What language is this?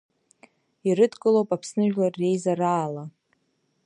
Abkhazian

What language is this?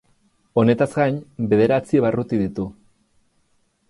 Basque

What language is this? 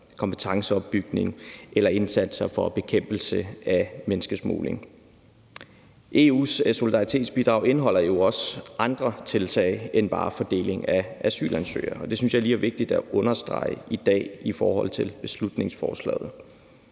Danish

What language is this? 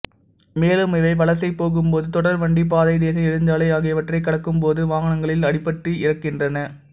Tamil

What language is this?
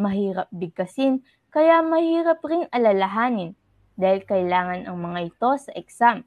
Filipino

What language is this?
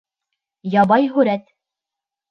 Bashkir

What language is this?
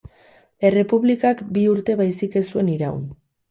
Basque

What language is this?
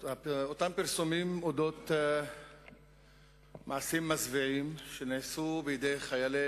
Hebrew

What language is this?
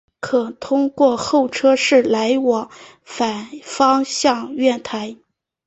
Chinese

